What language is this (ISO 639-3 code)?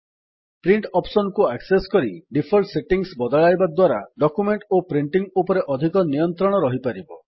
ori